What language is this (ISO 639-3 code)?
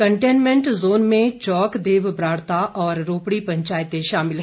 hin